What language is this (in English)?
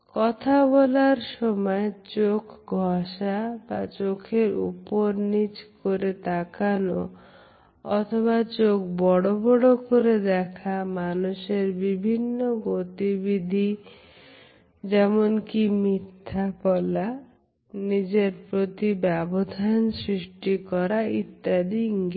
Bangla